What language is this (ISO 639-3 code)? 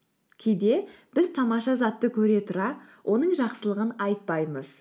kaz